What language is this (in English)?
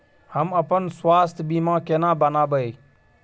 Maithili